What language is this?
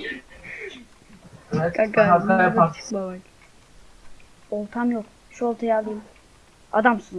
Turkish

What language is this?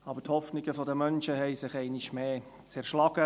Swiss German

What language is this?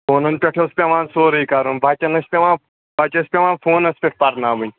Kashmiri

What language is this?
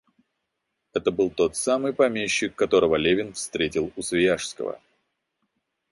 Russian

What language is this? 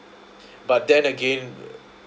English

